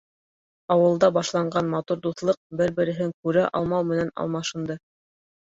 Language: Bashkir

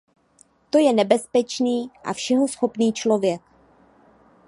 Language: Czech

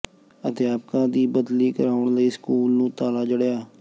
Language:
Punjabi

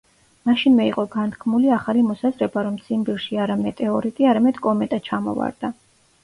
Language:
Georgian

